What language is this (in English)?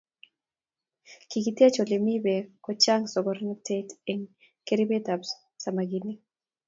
Kalenjin